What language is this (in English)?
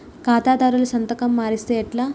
Telugu